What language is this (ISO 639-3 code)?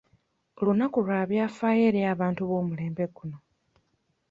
lug